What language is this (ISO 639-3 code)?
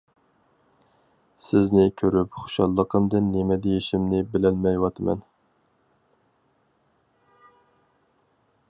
uig